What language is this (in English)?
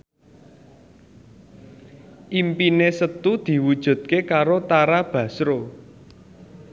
Javanese